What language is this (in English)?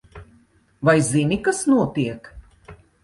Latvian